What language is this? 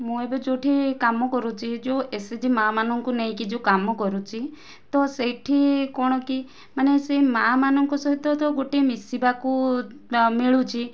Odia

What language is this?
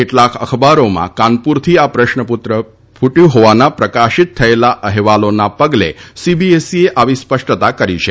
Gujarati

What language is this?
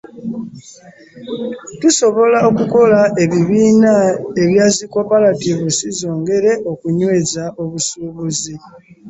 Ganda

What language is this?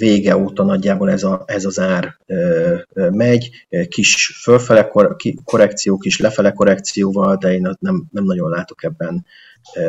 Hungarian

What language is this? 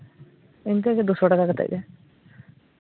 Santali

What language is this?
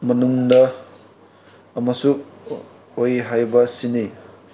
Manipuri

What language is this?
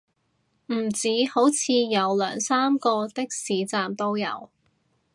Cantonese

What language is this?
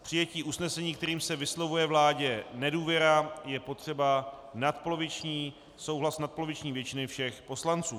Czech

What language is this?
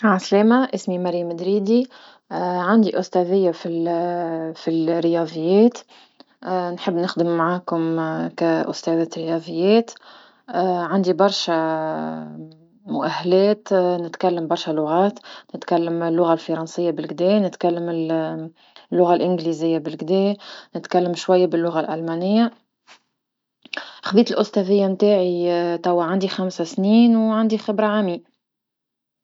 Tunisian Arabic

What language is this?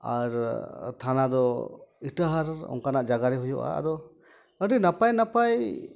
Santali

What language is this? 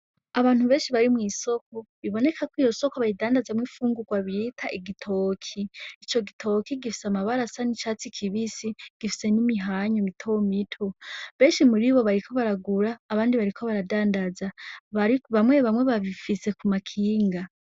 Rundi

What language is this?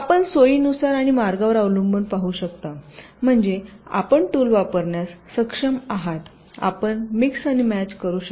Marathi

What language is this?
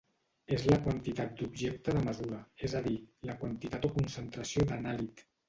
Catalan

